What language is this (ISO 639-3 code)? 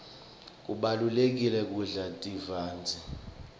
ssw